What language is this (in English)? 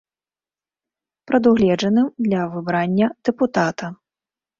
Belarusian